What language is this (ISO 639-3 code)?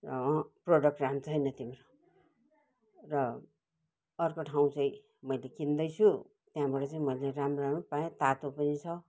nep